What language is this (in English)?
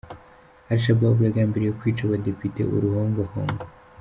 Kinyarwanda